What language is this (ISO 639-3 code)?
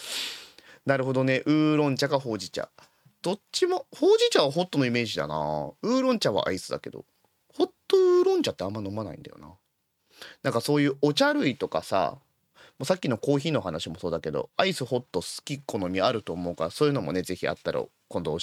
jpn